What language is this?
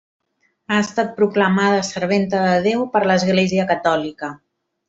Catalan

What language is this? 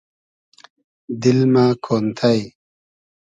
Hazaragi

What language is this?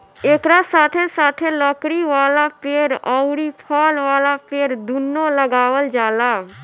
Bhojpuri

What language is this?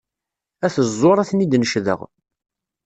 Kabyle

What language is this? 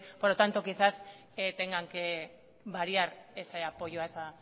Spanish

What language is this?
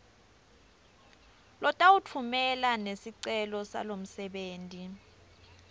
Swati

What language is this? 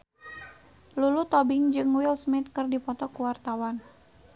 Sundanese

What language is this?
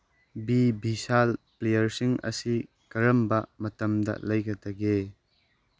Manipuri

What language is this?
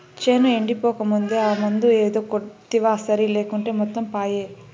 Telugu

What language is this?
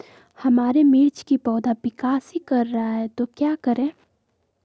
Magahi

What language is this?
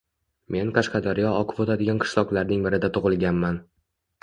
Uzbek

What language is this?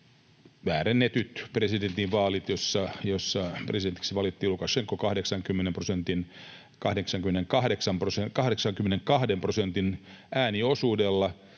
Finnish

